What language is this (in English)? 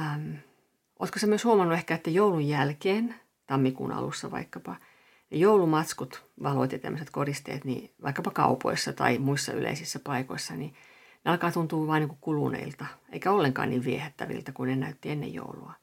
Finnish